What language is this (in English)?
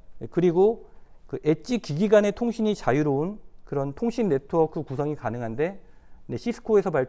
Korean